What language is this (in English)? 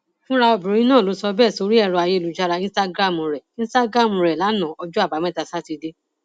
Yoruba